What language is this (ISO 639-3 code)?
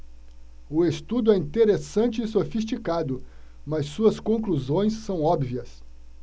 por